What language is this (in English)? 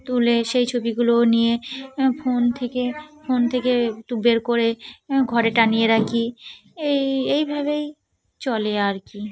Bangla